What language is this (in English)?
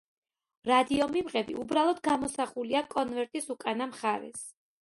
Georgian